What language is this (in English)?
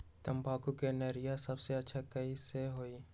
Magahi